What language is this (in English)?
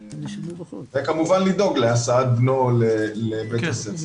Hebrew